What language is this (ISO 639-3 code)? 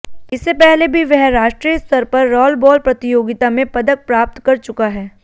hin